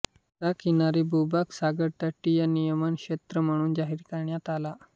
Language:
Marathi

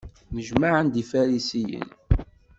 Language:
Kabyle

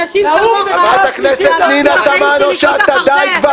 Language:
Hebrew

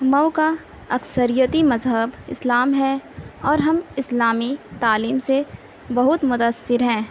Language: Urdu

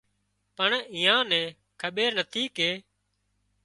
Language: Wadiyara Koli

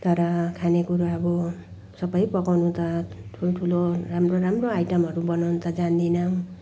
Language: Nepali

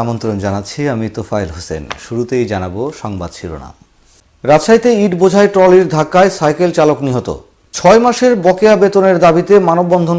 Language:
Korean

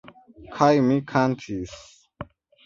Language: Esperanto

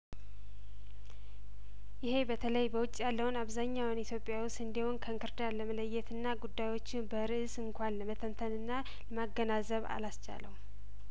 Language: Amharic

